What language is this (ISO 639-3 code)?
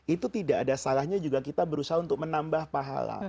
ind